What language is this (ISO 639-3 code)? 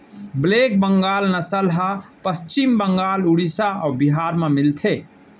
hne